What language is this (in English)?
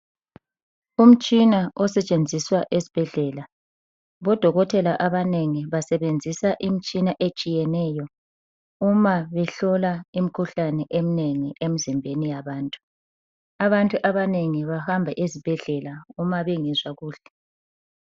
North Ndebele